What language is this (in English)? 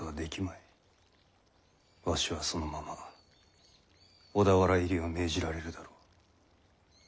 Japanese